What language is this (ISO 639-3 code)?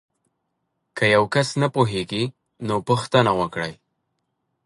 pus